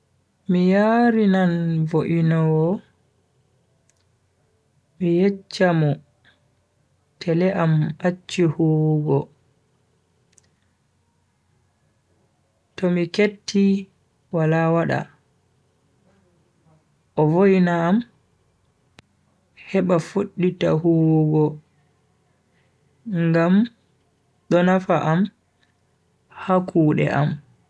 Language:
Bagirmi Fulfulde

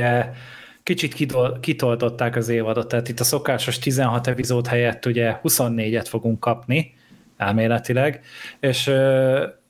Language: Hungarian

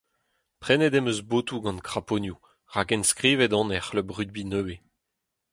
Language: Breton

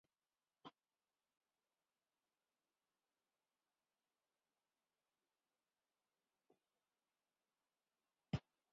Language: Basque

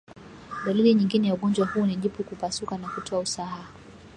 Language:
Swahili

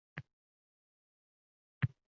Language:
Uzbek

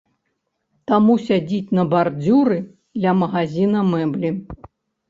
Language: Belarusian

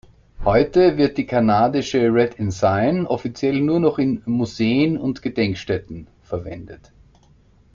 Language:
German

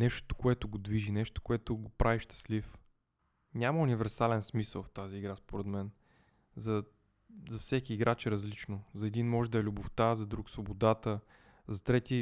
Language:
Bulgarian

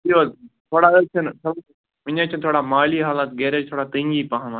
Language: Kashmiri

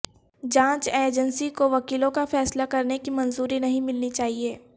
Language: Urdu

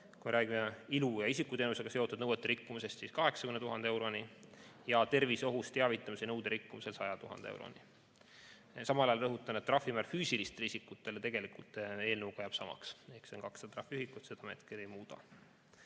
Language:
Estonian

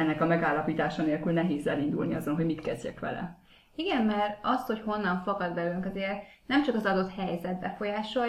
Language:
Hungarian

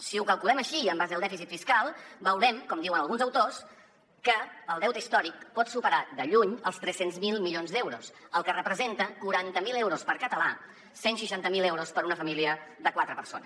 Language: Catalan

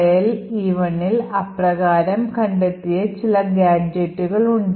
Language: Malayalam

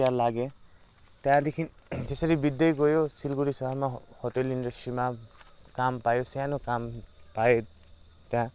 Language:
Nepali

